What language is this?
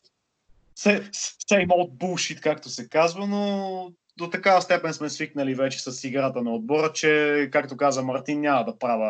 Bulgarian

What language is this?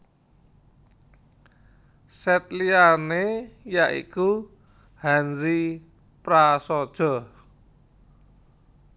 Javanese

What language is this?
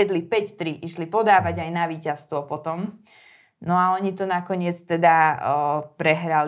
Slovak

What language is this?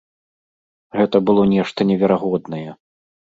Belarusian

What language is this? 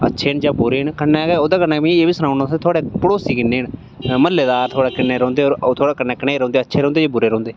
Dogri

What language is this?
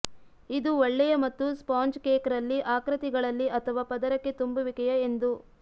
Kannada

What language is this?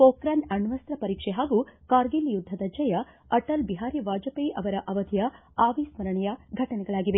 Kannada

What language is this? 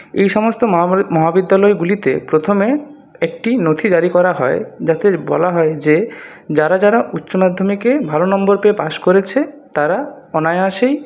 Bangla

